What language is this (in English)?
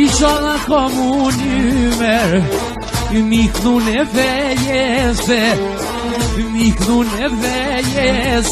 Romanian